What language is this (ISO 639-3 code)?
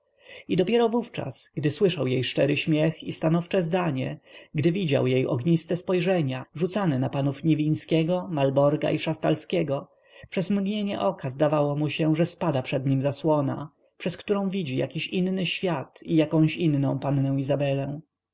pol